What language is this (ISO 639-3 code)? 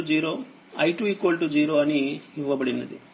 tel